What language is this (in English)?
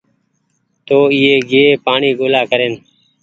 Goaria